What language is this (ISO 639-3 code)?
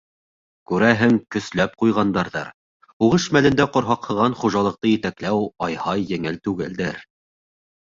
bak